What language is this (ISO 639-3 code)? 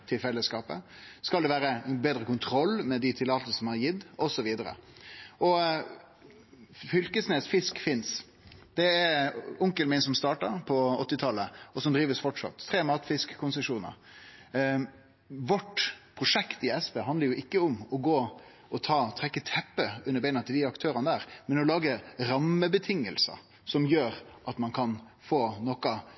nno